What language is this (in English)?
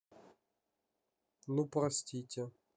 Russian